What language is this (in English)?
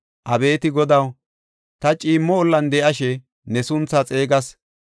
Gofa